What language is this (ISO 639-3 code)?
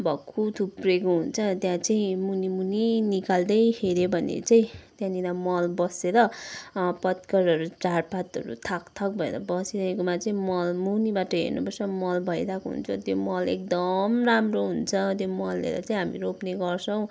nep